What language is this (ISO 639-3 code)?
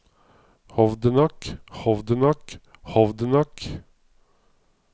nor